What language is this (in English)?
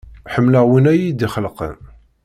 Kabyle